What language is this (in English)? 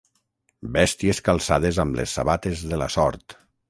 Catalan